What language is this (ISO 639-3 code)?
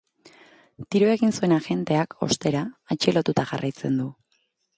eus